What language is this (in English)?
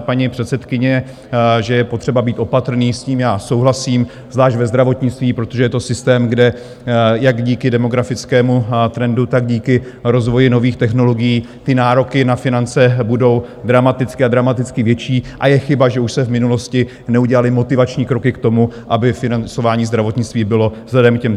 Czech